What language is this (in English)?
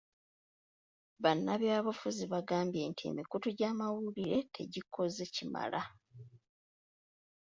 Ganda